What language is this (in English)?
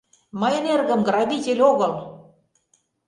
Mari